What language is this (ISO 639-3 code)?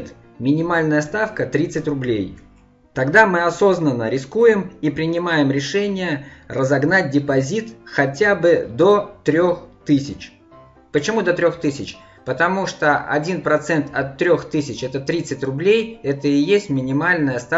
rus